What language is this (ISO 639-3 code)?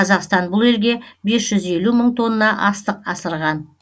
kaz